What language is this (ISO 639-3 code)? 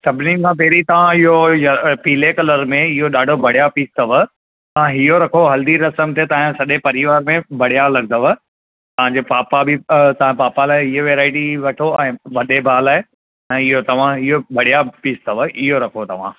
snd